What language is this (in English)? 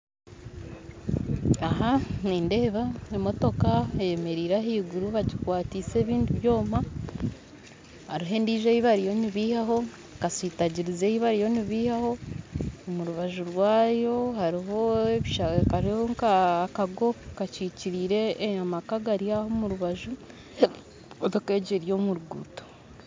Nyankole